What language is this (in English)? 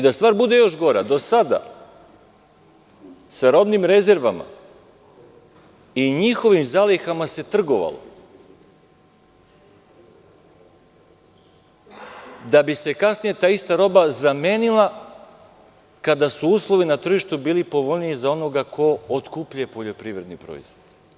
Serbian